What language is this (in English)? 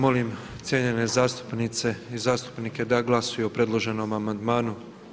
Croatian